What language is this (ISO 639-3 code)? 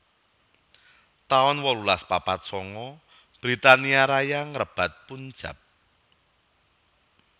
jav